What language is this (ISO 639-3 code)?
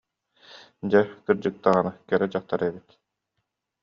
sah